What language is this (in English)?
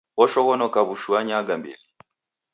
Taita